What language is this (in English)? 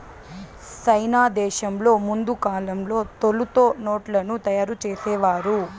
Telugu